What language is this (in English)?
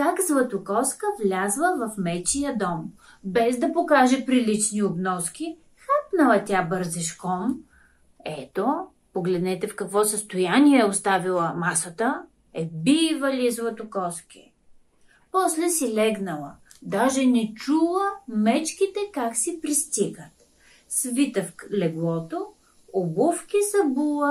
Bulgarian